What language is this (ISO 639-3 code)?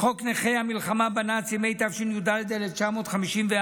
heb